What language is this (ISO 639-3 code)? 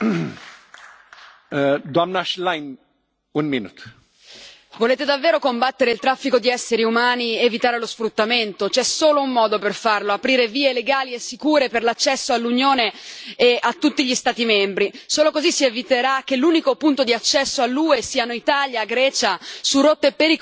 ita